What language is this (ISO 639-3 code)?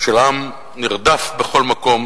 heb